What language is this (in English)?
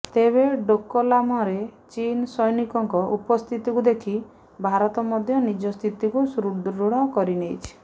Odia